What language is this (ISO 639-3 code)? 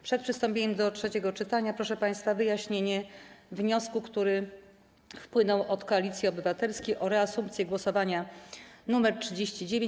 pol